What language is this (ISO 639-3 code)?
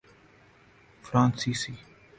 urd